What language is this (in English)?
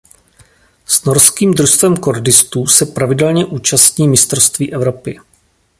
Czech